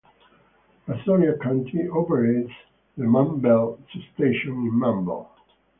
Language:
English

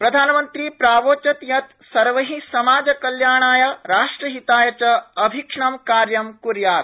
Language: Sanskrit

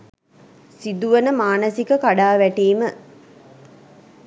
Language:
Sinhala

